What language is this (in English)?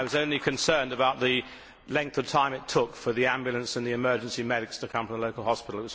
English